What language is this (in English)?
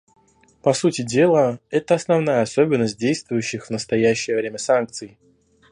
Russian